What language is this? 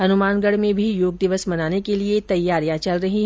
Hindi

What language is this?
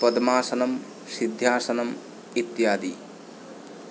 Sanskrit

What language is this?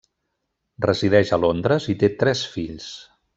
Catalan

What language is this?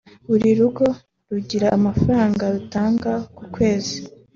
Kinyarwanda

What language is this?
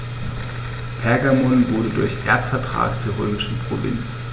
German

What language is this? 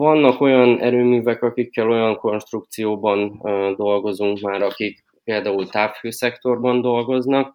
Hungarian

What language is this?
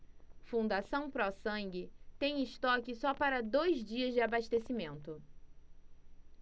Portuguese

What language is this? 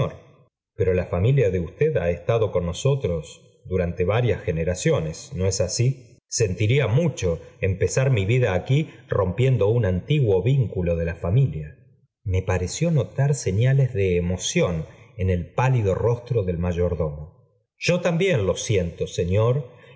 Spanish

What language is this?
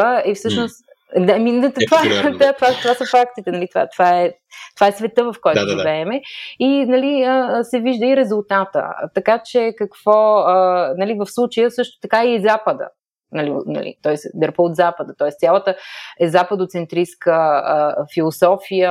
Bulgarian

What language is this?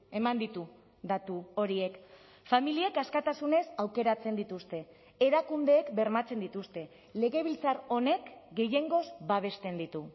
Basque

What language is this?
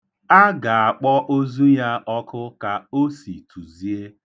Igbo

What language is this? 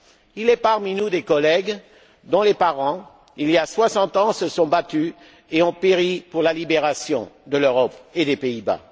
French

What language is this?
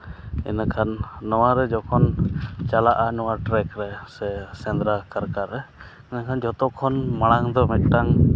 Santali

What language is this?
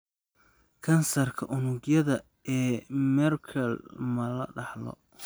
Somali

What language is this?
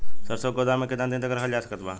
Bhojpuri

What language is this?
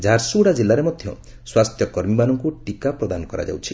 Odia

